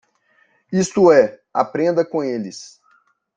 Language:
Portuguese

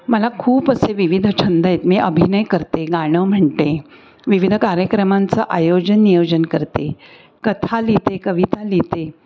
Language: Marathi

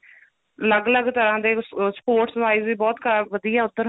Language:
Punjabi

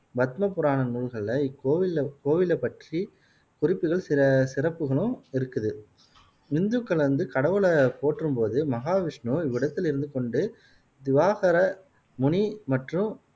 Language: Tamil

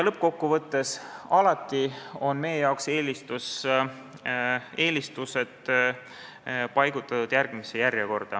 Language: Estonian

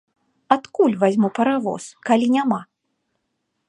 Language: Belarusian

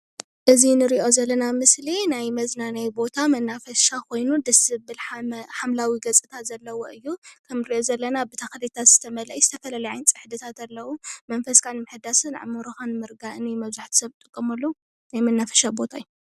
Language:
Tigrinya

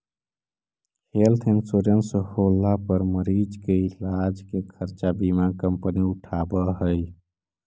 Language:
Magahi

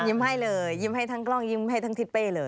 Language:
Thai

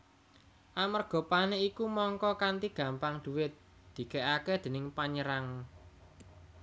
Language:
Javanese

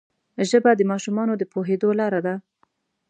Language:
Pashto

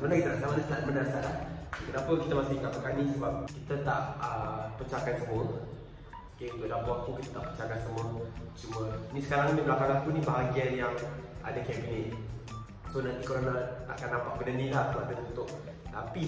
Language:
Malay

